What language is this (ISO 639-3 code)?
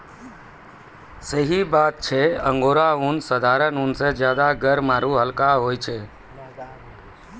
mai